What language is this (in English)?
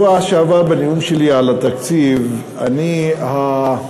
Hebrew